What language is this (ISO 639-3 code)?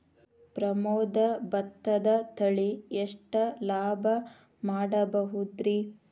kan